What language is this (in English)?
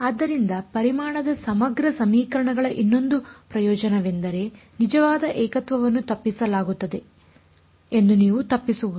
Kannada